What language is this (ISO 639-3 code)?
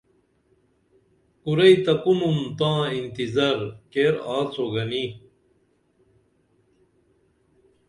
dml